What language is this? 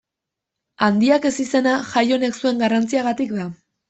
Basque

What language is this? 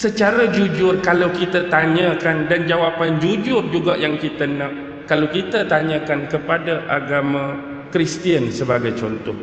Malay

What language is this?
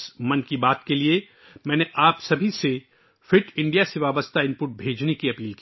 Urdu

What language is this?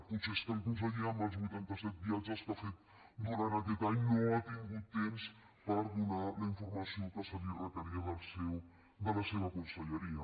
Catalan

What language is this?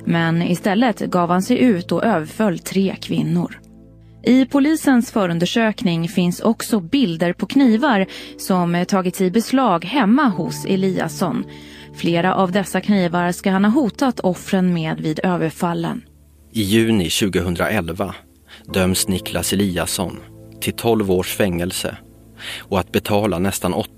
Swedish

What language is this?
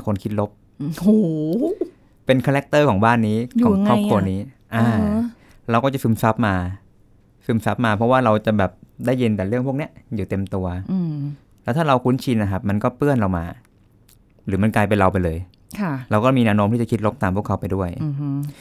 Thai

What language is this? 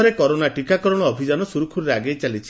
Odia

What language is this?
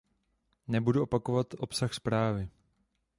Czech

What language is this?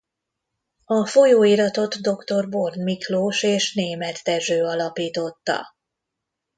Hungarian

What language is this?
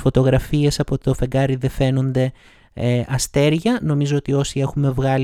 Greek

